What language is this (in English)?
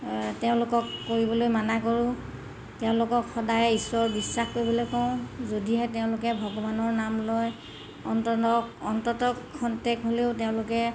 Assamese